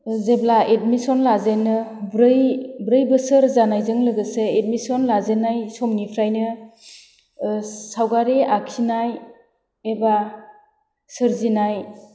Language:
Bodo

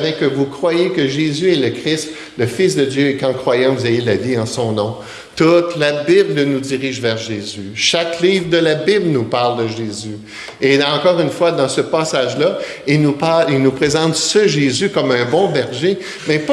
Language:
French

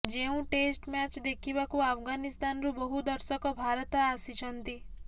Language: Odia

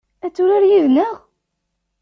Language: Kabyle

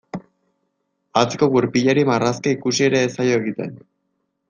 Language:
Basque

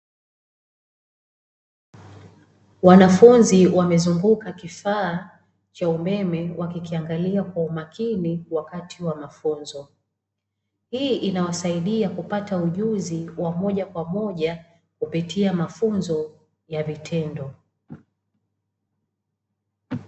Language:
Swahili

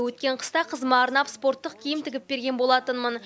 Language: Kazakh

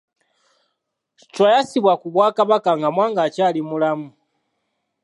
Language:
Ganda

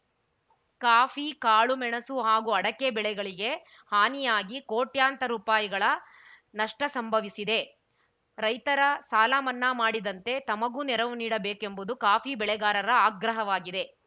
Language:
Kannada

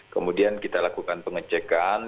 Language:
Indonesian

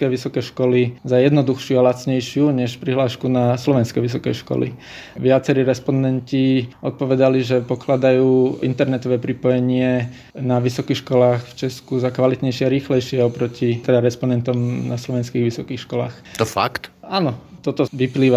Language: Slovak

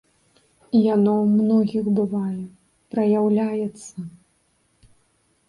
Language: Belarusian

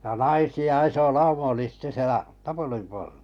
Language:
Finnish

